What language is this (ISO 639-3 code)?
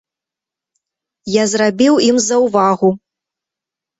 bel